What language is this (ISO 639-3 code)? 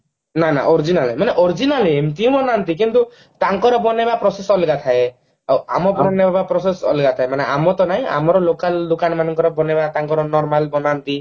ori